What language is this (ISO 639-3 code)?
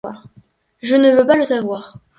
fra